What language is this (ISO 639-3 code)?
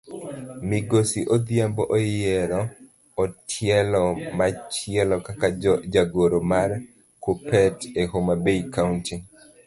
luo